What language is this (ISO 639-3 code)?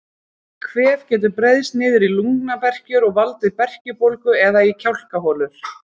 isl